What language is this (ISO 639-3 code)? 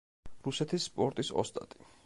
kat